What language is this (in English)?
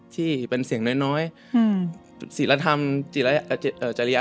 Thai